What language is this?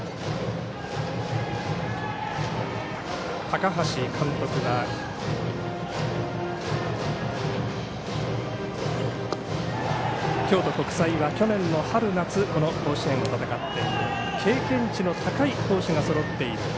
Japanese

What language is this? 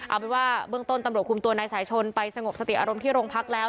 Thai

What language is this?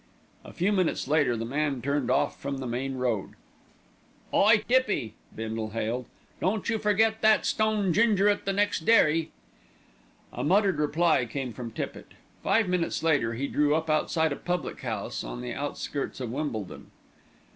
English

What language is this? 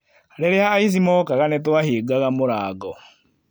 Kikuyu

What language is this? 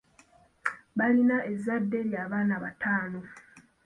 Ganda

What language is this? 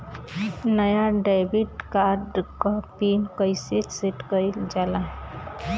Bhojpuri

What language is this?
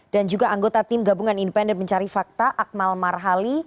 Indonesian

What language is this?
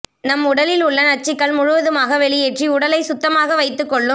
Tamil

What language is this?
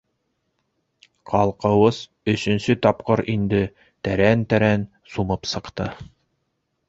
Bashkir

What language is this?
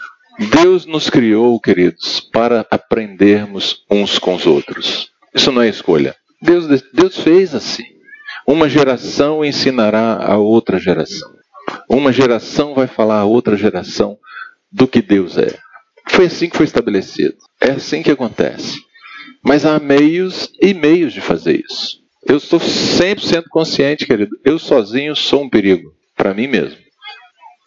Portuguese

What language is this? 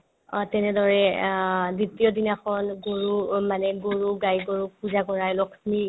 Assamese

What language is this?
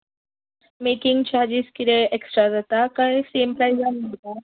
Konkani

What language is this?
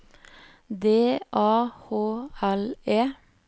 Norwegian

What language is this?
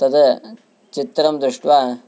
Sanskrit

